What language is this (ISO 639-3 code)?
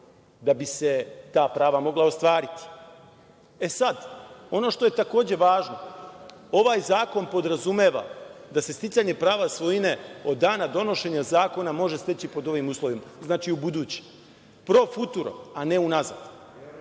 srp